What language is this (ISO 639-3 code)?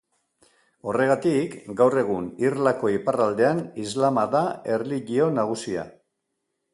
eus